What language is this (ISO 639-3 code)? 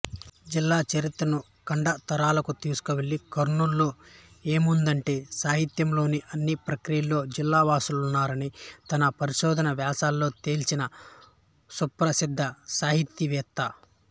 tel